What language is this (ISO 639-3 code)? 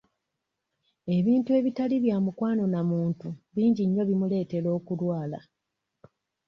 lug